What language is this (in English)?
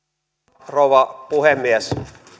Finnish